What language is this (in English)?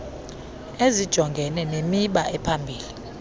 Xhosa